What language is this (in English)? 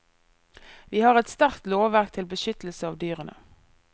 Norwegian